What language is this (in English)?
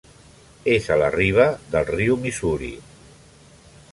Catalan